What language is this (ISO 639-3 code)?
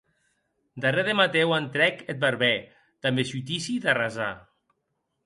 oci